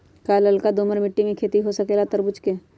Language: Magahi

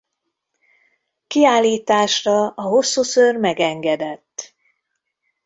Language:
Hungarian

